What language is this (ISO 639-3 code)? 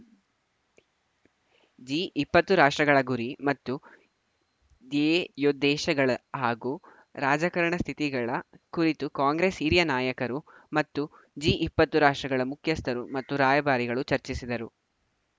kan